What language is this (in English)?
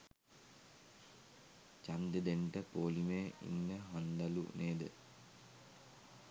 Sinhala